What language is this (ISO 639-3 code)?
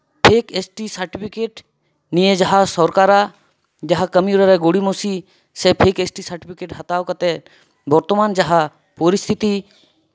sat